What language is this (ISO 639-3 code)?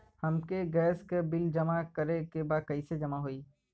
bho